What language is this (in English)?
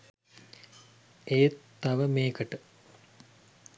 Sinhala